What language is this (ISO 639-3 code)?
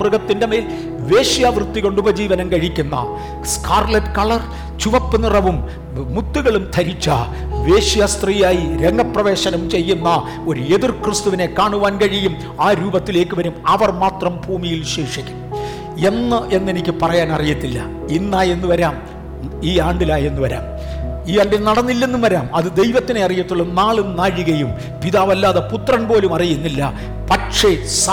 mal